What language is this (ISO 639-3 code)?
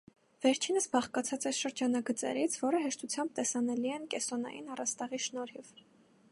hye